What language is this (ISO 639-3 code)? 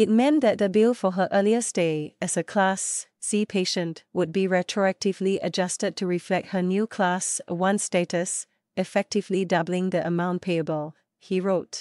eng